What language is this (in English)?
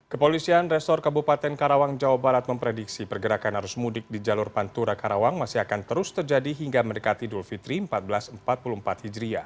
Indonesian